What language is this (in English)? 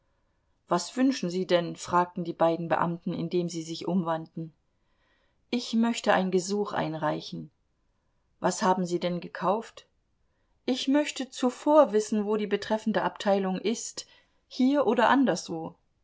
German